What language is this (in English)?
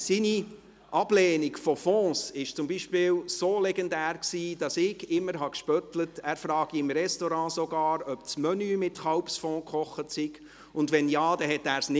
Swiss German